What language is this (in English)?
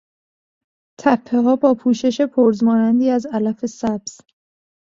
Persian